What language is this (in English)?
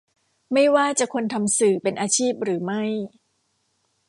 Thai